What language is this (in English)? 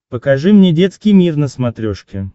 Russian